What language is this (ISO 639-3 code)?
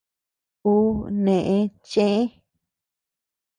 cux